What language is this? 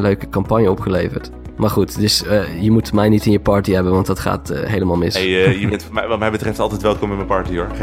Dutch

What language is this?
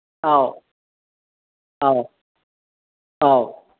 Manipuri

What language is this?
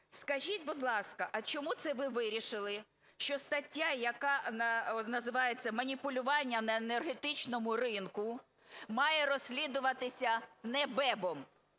Ukrainian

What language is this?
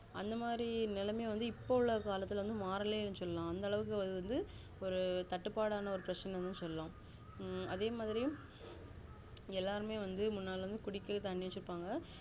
Tamil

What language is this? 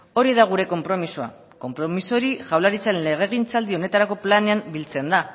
Basque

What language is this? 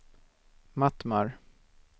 Swedish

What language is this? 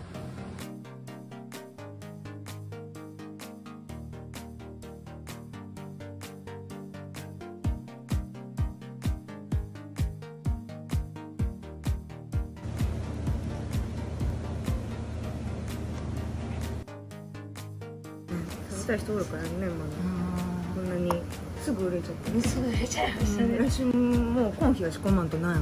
Japanese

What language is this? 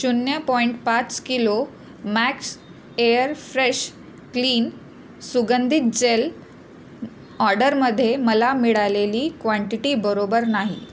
Marathi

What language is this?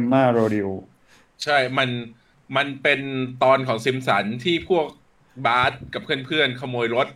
Thai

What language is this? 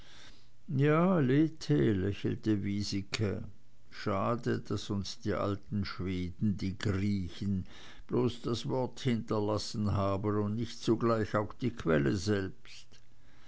German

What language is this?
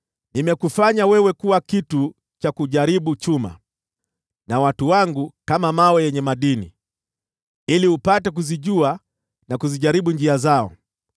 Swahili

